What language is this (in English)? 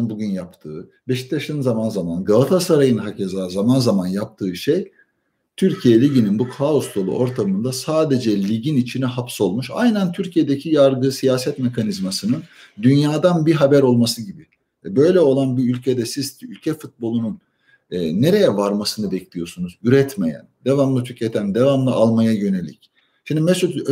Turkish